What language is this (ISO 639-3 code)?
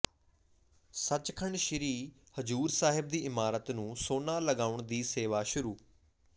pan